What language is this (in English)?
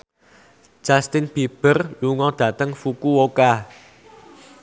Javanese